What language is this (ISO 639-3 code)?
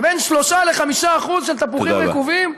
heb